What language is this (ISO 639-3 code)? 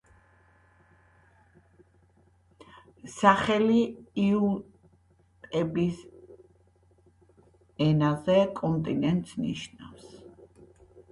kat